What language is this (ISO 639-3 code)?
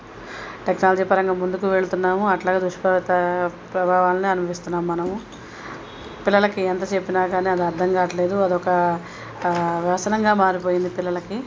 tel